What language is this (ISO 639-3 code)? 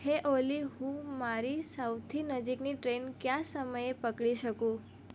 guj